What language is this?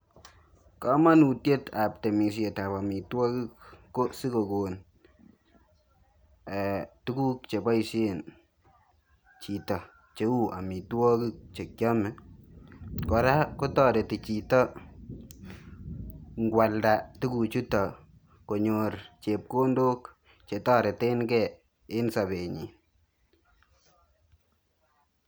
Kalenjin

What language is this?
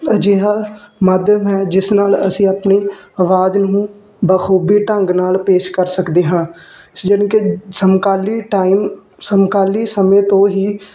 Punjabi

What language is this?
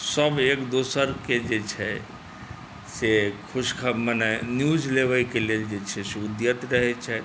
Maithili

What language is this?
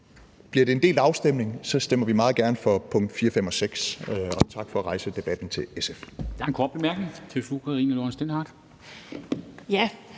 Danish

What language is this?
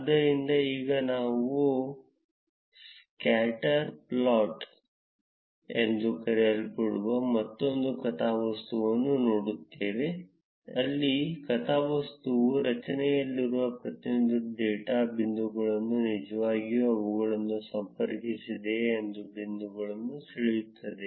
Kannada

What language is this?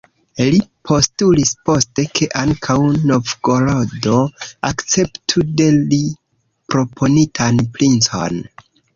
Esperanto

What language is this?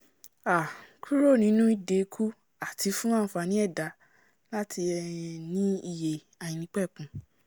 Yoruba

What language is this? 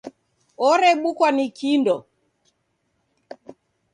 Taita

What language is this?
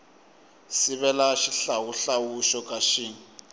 Tsonga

